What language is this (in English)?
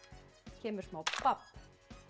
Icelandic